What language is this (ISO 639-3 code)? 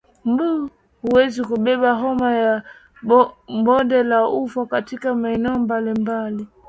swa